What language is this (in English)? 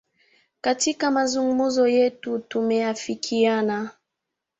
Swahili